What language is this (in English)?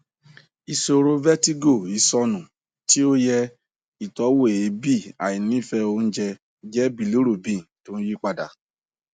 Yoruba